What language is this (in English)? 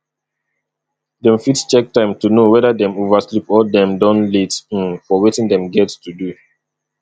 Nigerian Pidgin